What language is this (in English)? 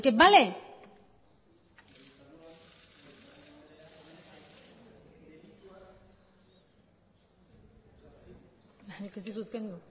Spanish